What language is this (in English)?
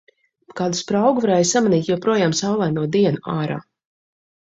Latvian